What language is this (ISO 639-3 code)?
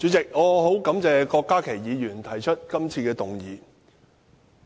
yue